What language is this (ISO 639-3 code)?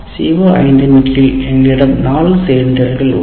tam